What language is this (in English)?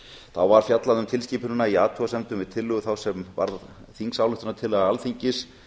Icelandic